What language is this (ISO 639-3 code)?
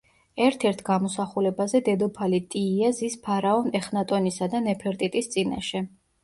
kat